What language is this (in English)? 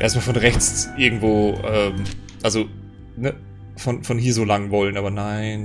German